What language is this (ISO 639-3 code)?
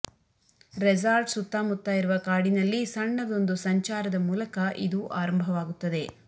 kan